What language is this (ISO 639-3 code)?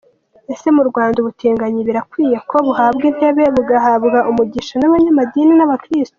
kin